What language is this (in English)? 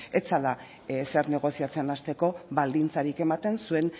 Basque